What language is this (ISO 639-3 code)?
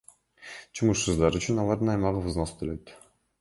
kir